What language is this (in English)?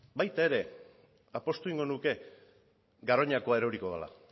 Basque